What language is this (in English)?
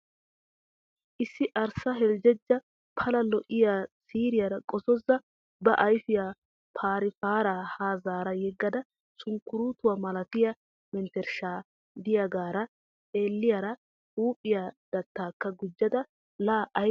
Wolaytta